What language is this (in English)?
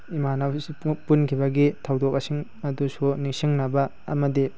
Manipuri